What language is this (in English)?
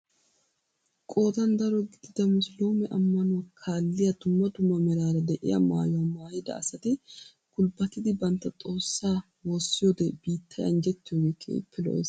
Wolaytta